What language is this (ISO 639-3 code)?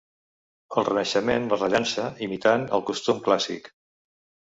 cat